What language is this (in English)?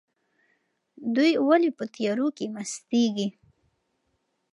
Pashto